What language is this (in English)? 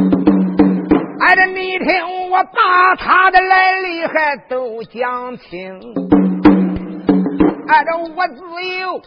Chinese